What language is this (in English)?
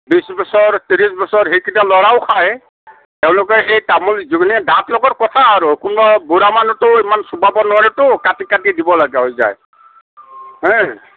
Assamese